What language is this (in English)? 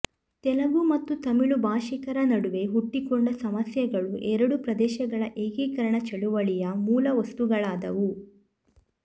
Kannada